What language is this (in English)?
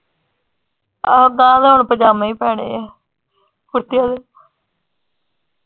Punjabi